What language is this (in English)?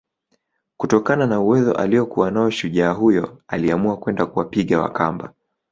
Swahili